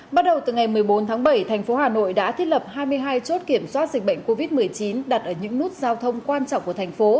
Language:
Vietnamese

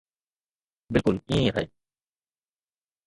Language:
Sindhi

